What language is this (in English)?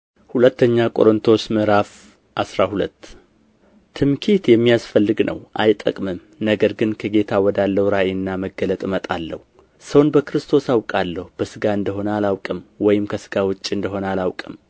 Amharic